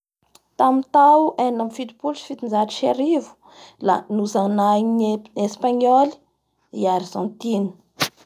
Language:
Bara Malagasy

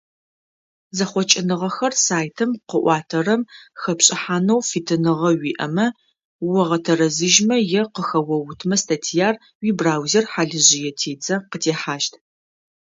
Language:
Adyghe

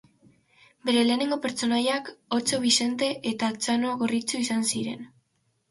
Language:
Basque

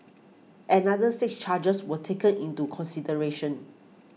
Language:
English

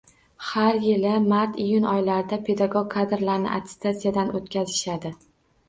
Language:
Uzbek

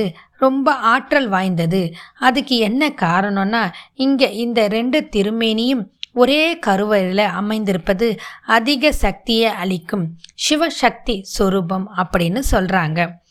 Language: Tamil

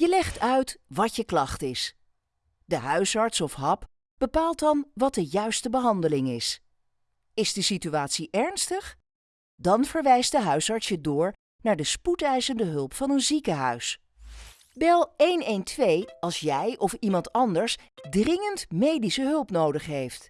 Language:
Dutch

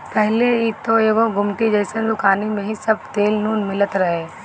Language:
Bhojpuri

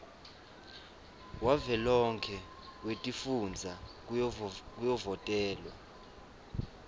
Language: Swati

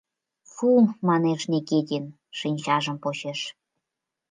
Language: Mari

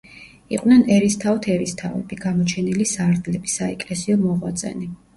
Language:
Georgian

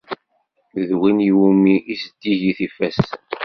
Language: Kabyle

